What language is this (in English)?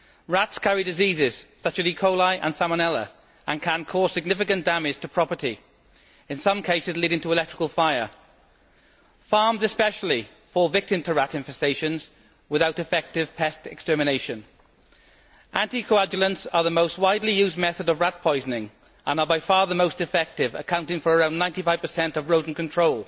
English